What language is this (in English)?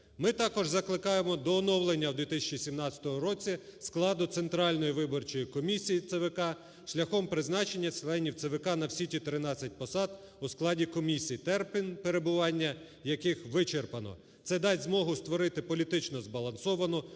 Ukrainian